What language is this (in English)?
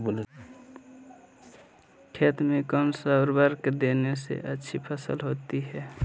Magahi